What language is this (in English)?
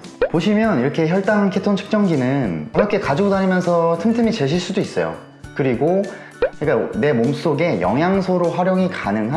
Korean